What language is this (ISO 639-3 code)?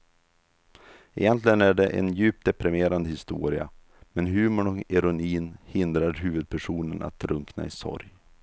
swe